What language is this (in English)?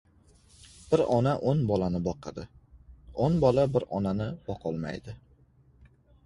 Uzbek